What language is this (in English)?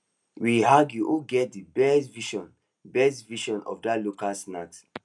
Nigerian Pidgin